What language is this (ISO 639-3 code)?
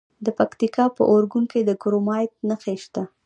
pus